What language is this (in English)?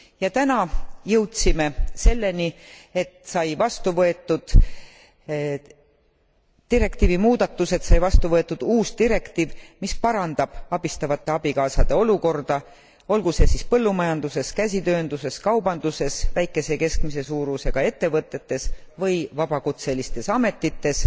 Estonian